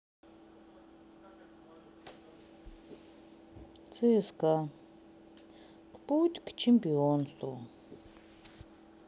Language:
Russian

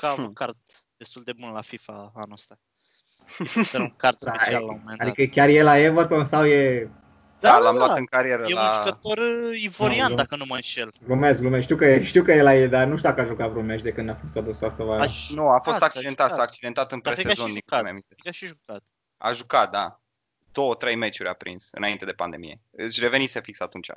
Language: Romanian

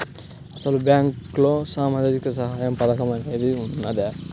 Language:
Telugu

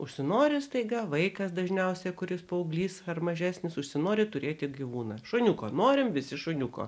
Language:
Lithuanian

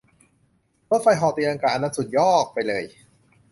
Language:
Thai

